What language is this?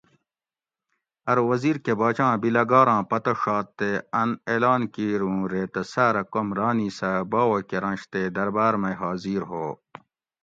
Gawri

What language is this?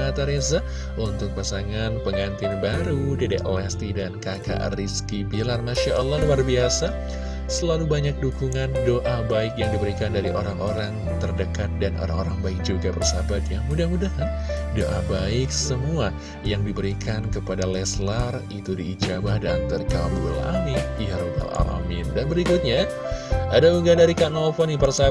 Indonesian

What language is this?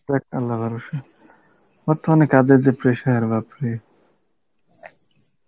Bangla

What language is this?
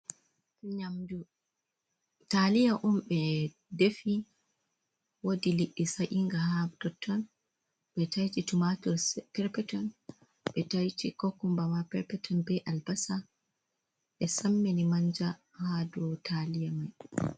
Fula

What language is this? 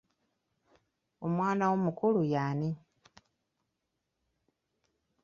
Ganda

